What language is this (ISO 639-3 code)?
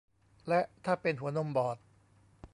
tha